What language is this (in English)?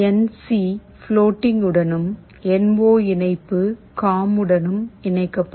Tamil